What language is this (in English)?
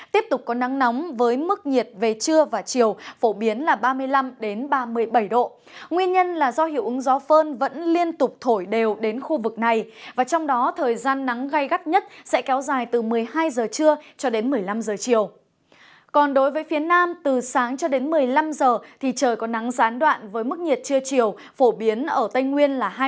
Vietnamese